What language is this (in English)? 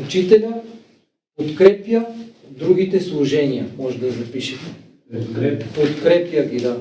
Bulgarian